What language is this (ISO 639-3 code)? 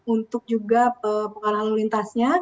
ind